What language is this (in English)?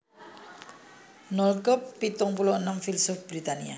Javanese